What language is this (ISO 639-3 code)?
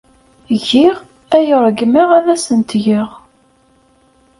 kab